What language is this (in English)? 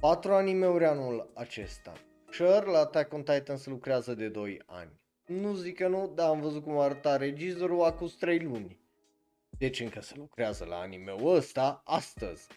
Romanian